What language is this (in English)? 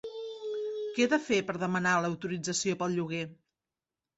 Catalan